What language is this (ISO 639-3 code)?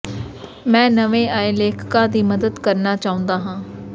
pan